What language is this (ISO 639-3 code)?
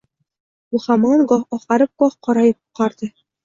uzb